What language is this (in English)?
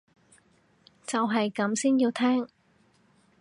Cantonese